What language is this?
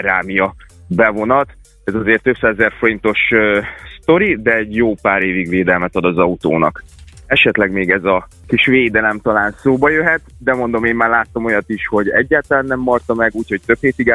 Hungarian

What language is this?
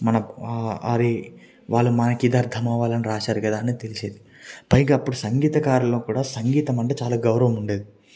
Telugu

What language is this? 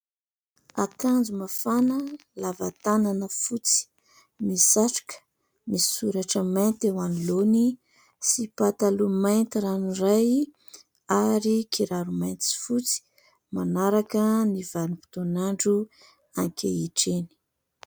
Malagasy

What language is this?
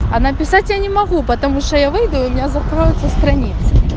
Russian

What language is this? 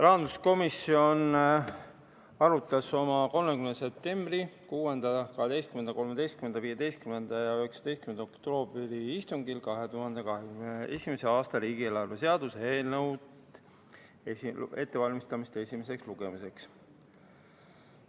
Estonian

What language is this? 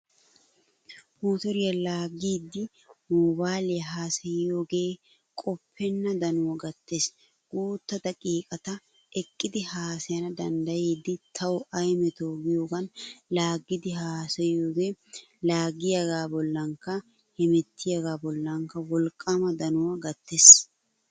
Wolaytta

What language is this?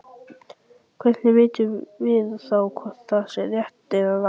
Icelandic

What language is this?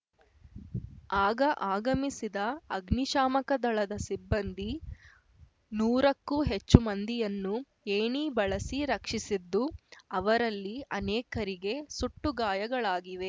Kannada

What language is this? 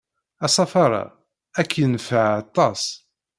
Kabyle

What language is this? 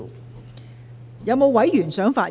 Cantonese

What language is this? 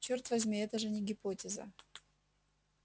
Russian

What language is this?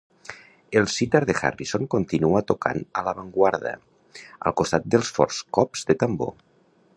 Catalan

